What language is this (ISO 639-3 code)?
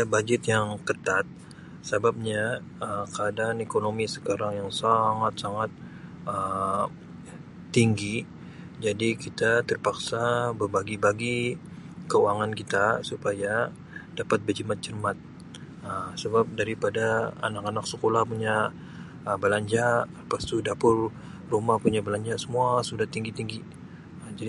msi